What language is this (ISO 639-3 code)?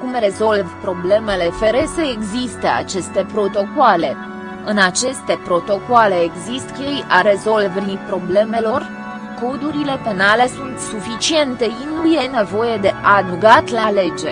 ron